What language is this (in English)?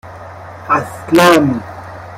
Persian